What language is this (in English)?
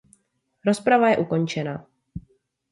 Czech